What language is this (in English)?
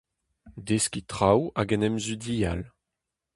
Breton